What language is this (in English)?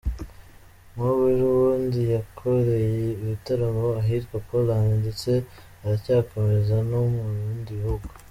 Kinyarwanda